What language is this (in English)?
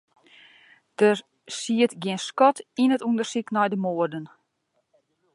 Western Frisian